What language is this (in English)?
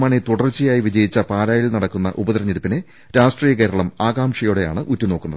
Malayalam